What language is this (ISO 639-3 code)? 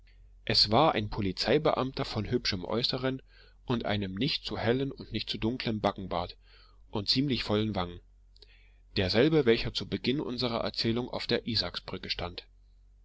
deu